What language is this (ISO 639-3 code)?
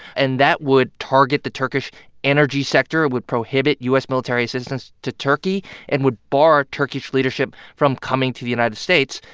eng